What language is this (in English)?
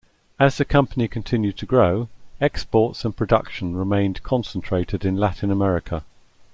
English